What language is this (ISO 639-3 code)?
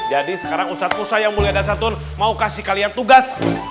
ind